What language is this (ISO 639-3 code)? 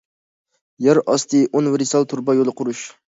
uig